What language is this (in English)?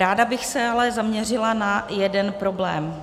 Czech